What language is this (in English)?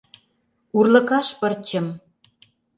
Mari